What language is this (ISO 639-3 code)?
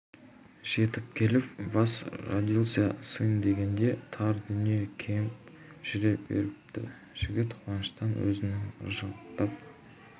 kaz